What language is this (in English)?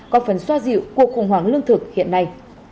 Vietnamese